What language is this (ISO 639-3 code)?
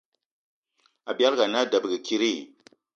eto